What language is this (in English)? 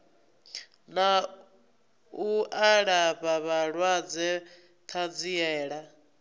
Venda